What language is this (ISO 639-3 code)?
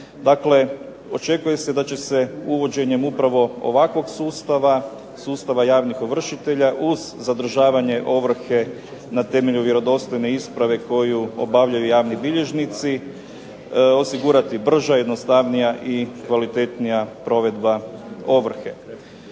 hrv